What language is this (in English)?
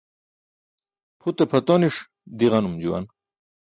Burushaski